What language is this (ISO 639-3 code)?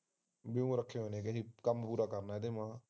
pan